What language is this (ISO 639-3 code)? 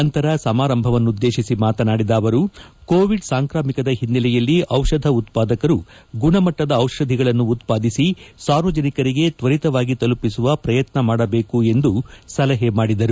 kan